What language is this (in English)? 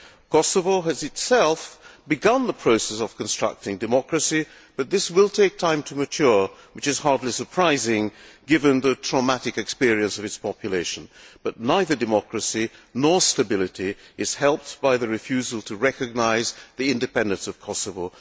English